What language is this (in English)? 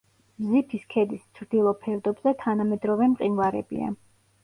Georgian